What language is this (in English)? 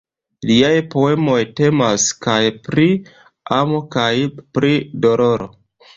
Esperanto